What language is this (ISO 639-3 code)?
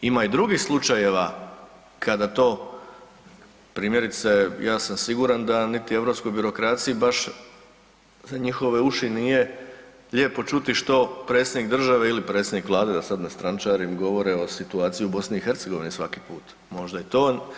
hrv